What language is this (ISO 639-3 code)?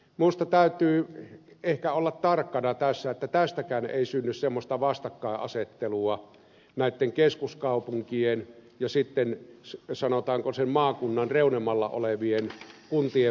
fin